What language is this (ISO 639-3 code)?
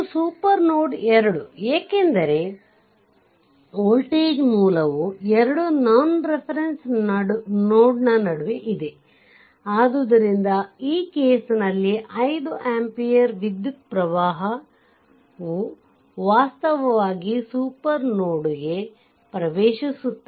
kan